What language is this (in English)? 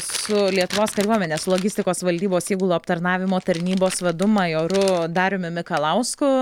Lithuanian